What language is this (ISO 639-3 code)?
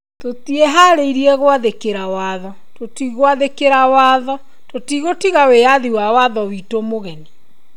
kik